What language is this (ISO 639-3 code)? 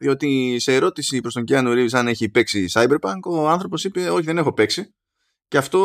ell